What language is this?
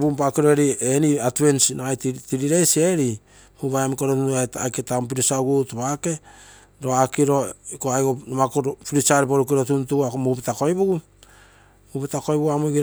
Terei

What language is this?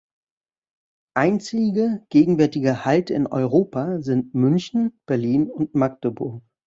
German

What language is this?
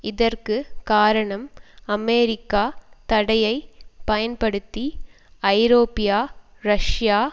Tamil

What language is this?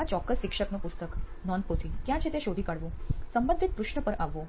Gujarati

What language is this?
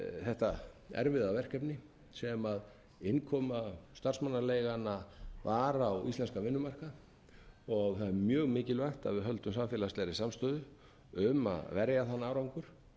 Icelandic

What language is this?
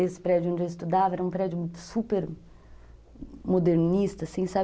Portuguese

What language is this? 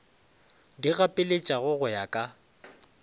Northern Sotho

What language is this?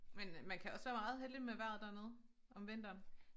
Danish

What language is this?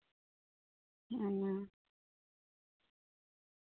Santali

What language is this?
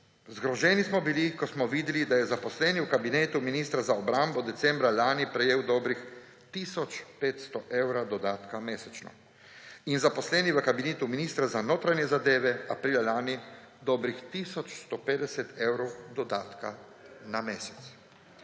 Slovenian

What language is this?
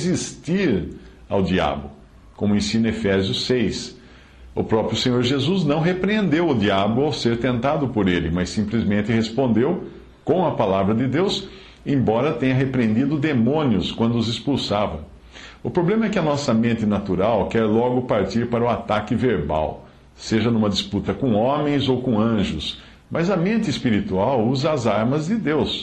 Portuguese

